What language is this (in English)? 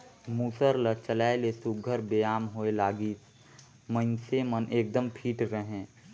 Chhattisgarhi